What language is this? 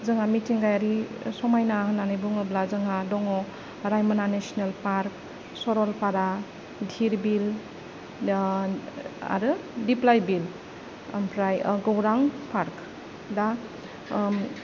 Bodo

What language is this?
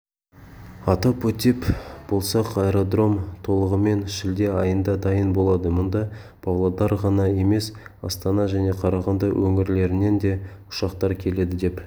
Kazakh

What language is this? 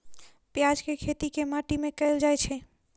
Maithili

